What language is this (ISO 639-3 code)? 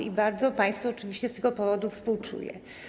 pol